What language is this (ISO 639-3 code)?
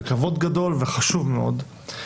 heb